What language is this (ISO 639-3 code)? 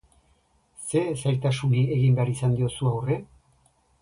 eus